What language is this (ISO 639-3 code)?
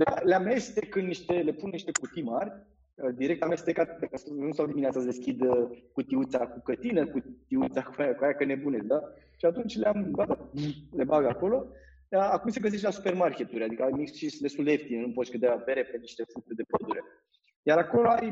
ron